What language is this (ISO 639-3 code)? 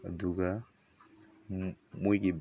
mni